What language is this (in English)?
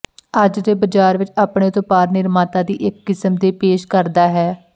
Punjabi